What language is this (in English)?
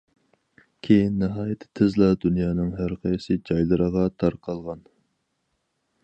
Uyghur